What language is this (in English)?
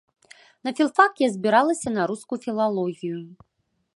Belarusian